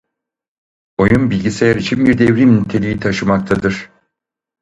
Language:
Turkish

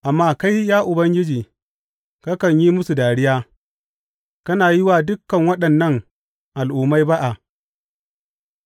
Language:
Hausa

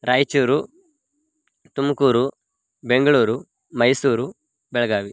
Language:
Sanskrit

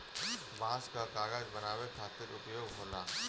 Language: Bhojpuri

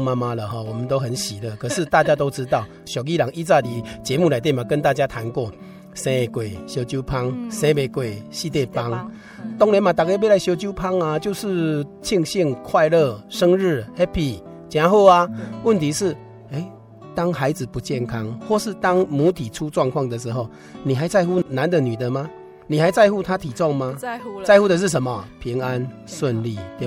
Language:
Chinese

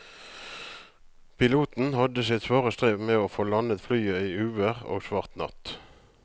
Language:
Norwegian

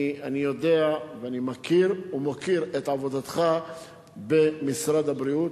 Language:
Hebrew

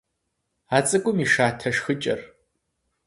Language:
Kabardian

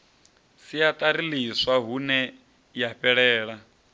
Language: Venda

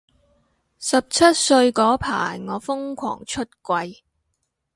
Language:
Cantonese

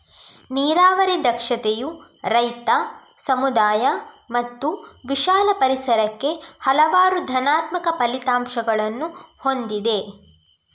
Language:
Kannada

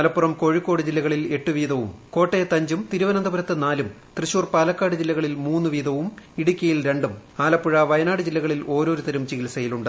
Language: Malayalam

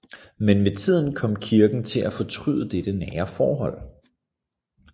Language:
Danish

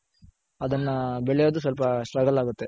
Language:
Kannada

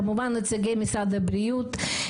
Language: Hebrew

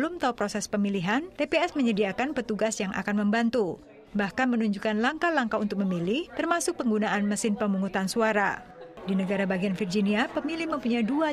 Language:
Indonesian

